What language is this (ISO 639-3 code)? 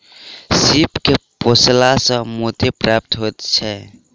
mai